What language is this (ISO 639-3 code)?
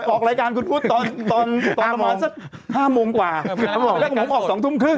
tha